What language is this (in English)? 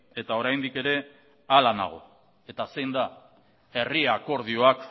Basque